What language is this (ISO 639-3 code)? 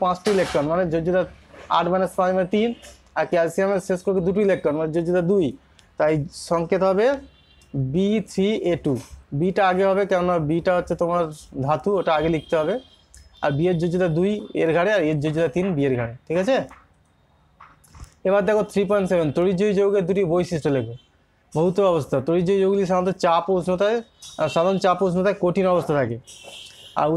hin